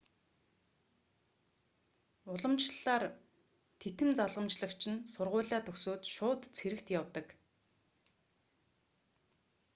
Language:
Mongolian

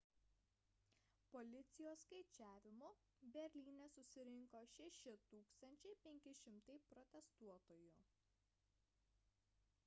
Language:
Lithuanian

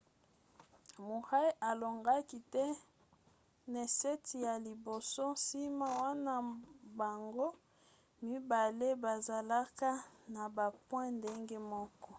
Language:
Lingala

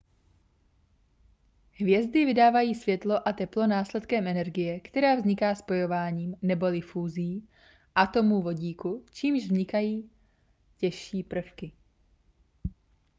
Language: Czech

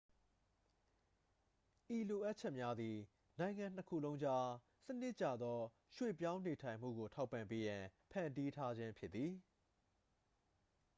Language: Burmese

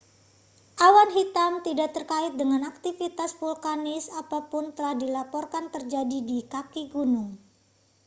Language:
Indonesian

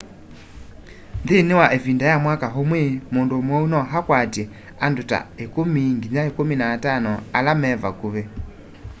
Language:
Kamba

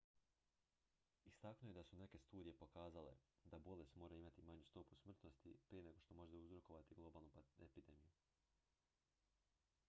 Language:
Croatian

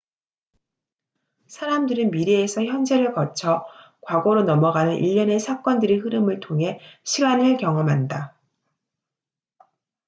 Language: Korean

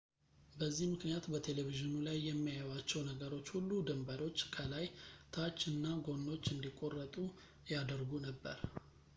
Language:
Amharic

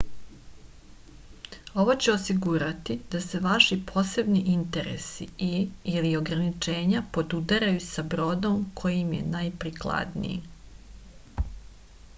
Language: Serbian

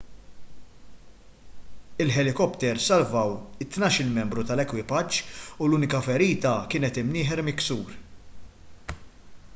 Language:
Maltese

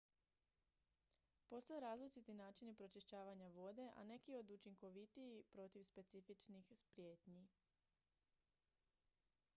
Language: Croatian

